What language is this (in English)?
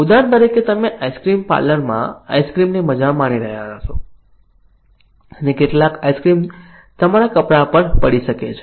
Gujarati